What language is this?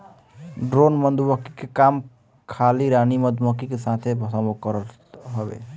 Bhojpuri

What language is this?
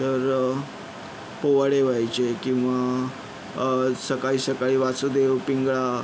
Marathi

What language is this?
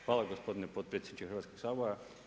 Croatian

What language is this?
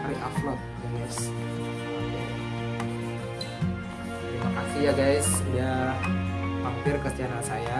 Indonesian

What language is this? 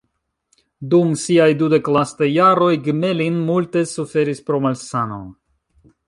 Esperanto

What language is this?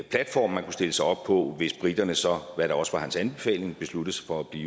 Danish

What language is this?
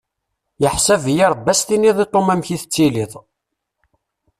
Kabyle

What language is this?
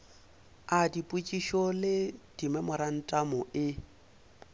Northern Sotho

